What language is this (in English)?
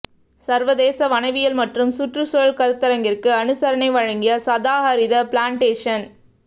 Tamil